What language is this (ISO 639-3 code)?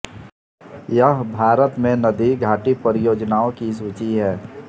hin